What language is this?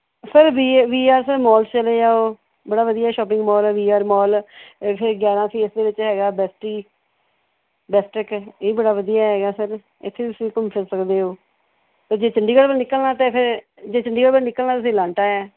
Punjabi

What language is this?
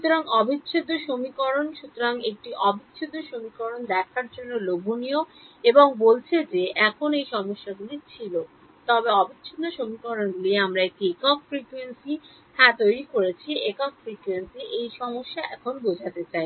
Bangla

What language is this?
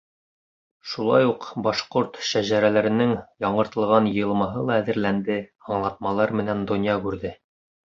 Bashkir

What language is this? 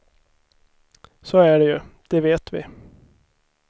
Swedish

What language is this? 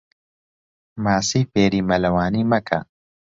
Central Kurdish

